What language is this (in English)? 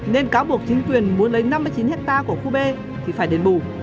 Vietnamese